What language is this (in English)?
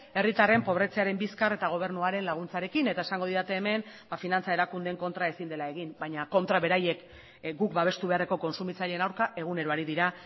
Basque